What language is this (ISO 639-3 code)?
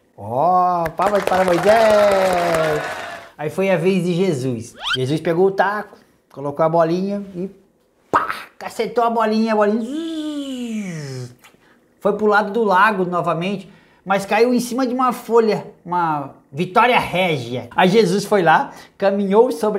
por